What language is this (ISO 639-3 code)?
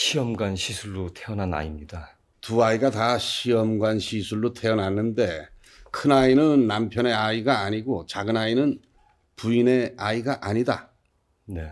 kor